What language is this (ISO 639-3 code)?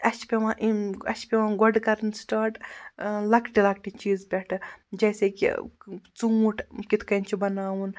kas